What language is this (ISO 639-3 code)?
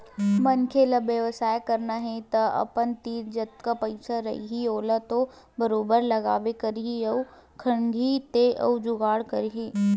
hne